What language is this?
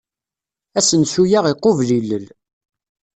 Kabyle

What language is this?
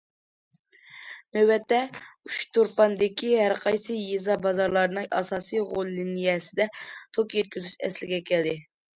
Uyghur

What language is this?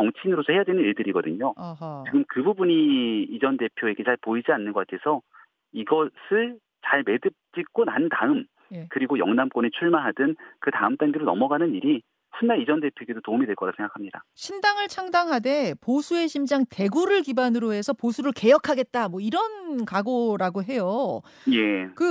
Korean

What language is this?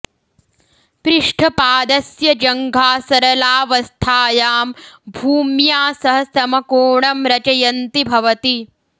Sanskrit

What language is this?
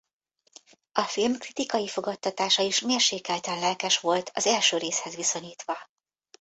Hungarian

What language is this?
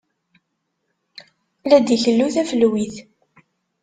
Kabyle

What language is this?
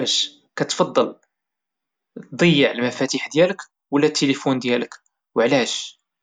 Moroccan Arabic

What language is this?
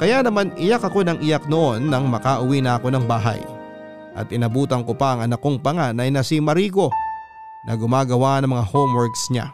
Filipino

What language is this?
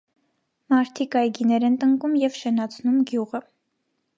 Armenian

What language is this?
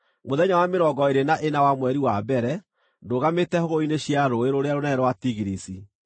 Kikuyu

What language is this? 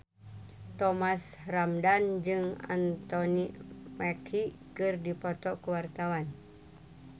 Sundanese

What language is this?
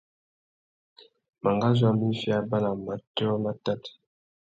Tuki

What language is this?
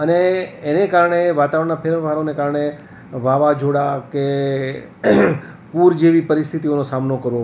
Gujarati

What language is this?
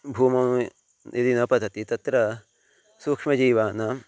Sanskrit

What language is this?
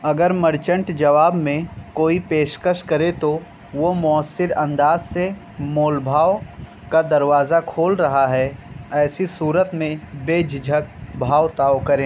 Urdu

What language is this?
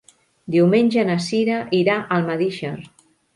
Catalan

